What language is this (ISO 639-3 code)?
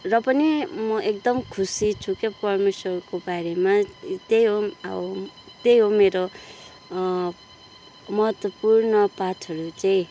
nep